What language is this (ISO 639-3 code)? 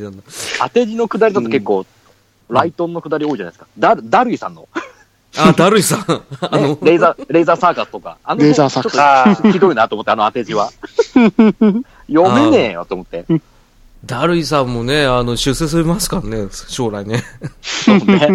jpn